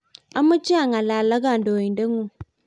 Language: Kalenjin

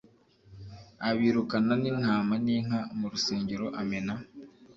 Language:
Kinyarwanda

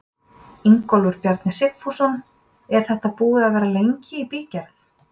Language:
Icelandic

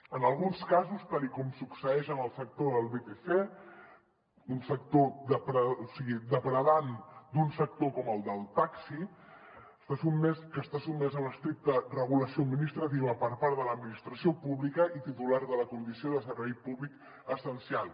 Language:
Catalan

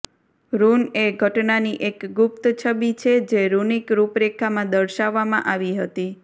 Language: Gujarati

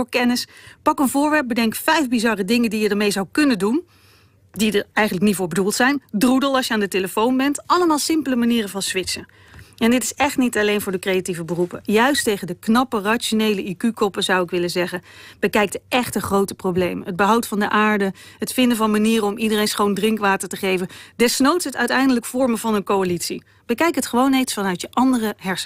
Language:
Dutch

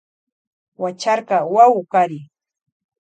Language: Loja Highland Quichua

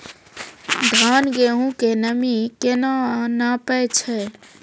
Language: Maithili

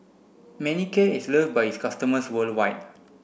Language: English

